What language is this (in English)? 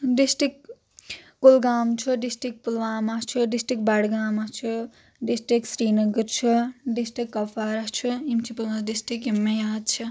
Kashmiri